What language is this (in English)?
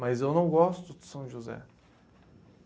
Portuguese